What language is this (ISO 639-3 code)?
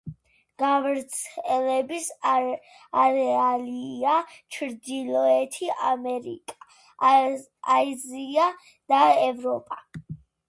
kat